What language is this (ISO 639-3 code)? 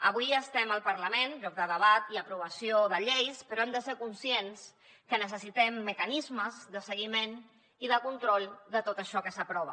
cat